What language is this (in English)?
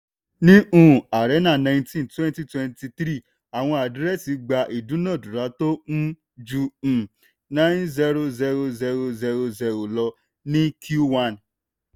Yoruba